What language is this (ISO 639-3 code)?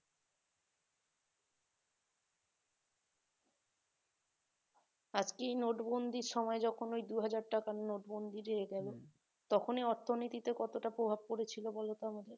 ben